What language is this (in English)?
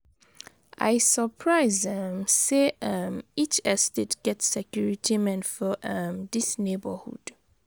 Nigerian Pidgin